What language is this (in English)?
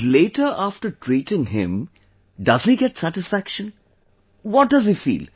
English